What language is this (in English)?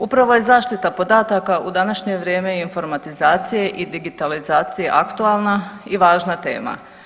Croatian